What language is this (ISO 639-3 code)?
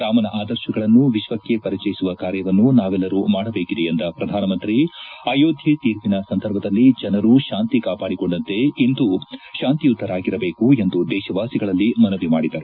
kan